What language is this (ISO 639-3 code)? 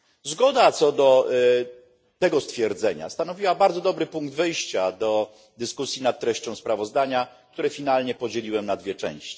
pol